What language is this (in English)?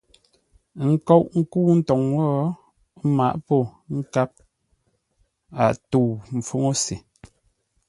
Ngombale